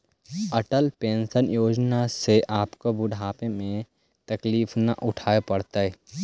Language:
Magahi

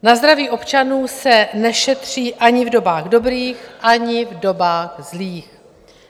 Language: Czech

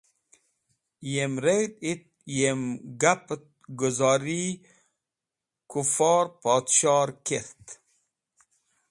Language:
Wakhi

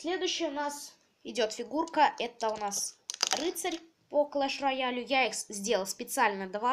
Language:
Russian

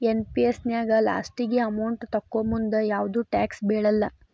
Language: Kannada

